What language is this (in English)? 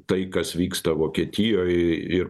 Lithuanian